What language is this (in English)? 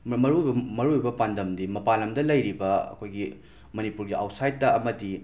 Manipuri